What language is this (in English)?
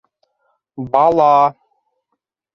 Bashkir